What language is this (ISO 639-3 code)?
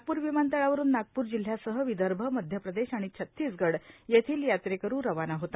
mar